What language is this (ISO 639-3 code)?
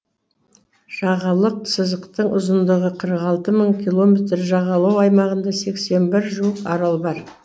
kaz